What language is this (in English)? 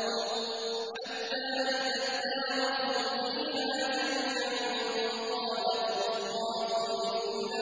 Arabic